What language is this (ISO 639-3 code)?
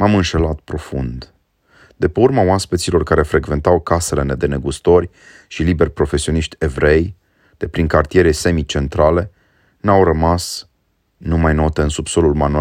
ron